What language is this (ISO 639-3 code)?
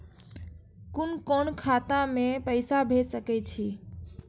mai